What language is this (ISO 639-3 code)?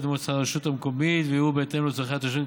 heb